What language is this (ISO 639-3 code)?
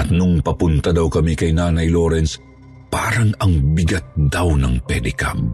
fil